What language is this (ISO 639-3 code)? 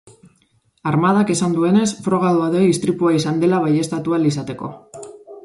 eus